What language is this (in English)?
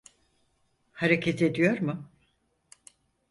Turkish